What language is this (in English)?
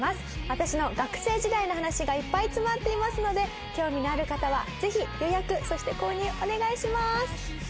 Japanese